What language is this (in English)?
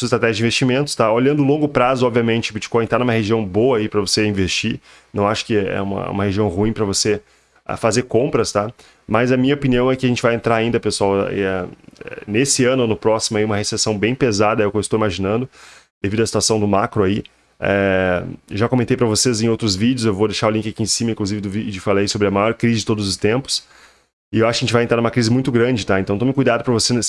Portuguese